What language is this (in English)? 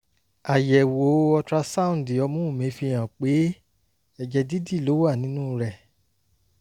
Yoruba